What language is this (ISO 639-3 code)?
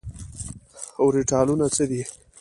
pus